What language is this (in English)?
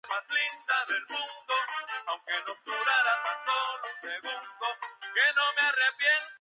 Spanish